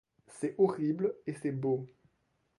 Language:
French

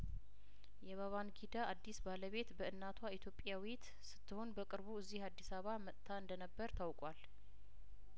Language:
Amharic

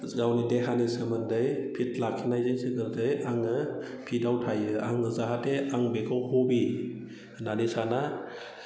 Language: Bodo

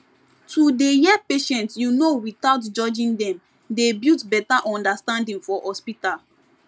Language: Nigerian Pidgin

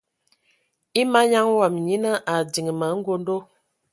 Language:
Ewondo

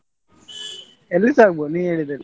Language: Kannada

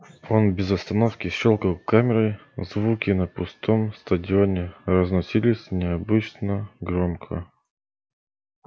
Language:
Russian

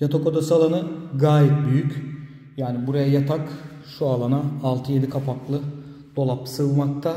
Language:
Turkish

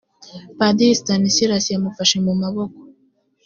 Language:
Kinyarwanda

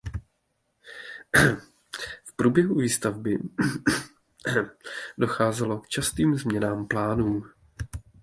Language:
Czech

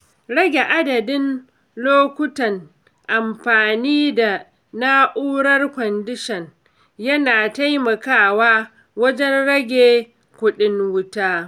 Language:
Hausa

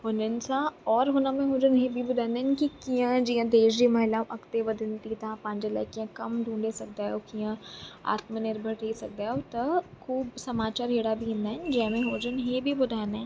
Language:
Sindhi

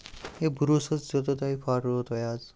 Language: Kashmiri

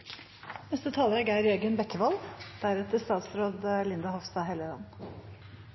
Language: Norwegian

